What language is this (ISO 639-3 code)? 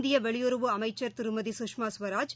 tam